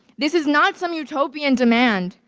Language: English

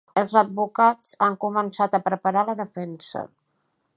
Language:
Catalan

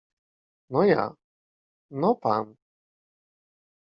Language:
Polish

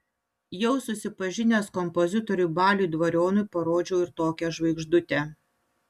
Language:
Lithuanian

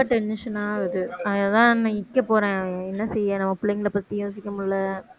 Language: Tamil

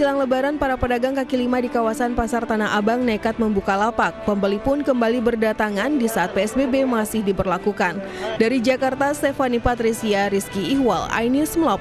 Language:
Indonesian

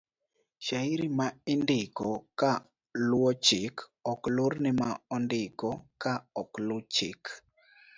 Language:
Luo (Kenya and Tanzania)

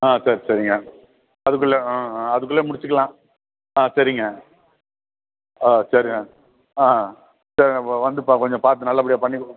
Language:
Tamil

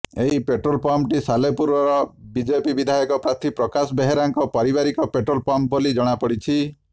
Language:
Odia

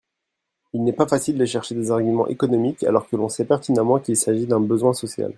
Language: French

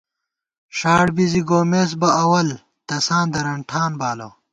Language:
Gawar-Bati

